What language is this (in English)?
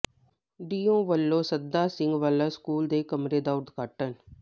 Punjabi